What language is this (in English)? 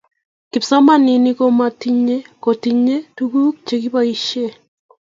Kalenjin